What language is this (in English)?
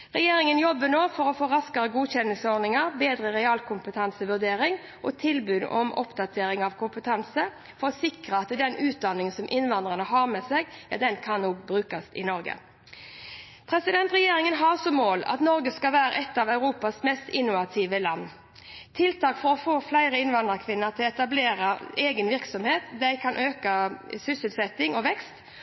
Norwegian Bokmål